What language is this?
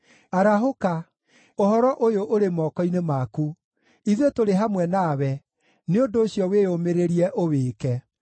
Kikuyu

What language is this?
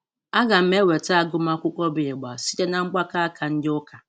Igbo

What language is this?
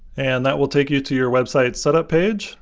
English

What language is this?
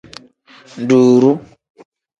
Tem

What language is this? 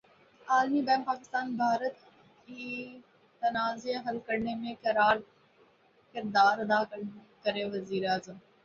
Urdu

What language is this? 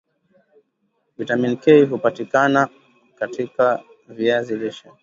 Swahili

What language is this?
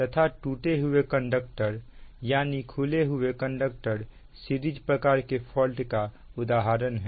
Hindi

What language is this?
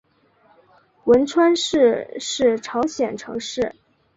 Chinese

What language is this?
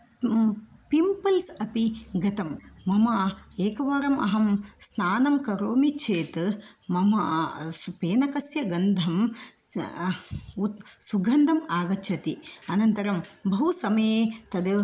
Sanskrit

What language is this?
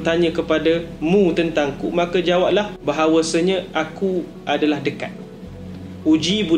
Malay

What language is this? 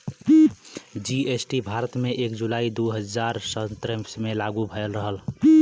Bhojpuri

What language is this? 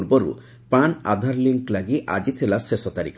Odia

